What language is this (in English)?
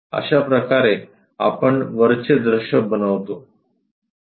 Marathi